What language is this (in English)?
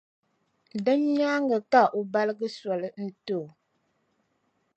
Dagbani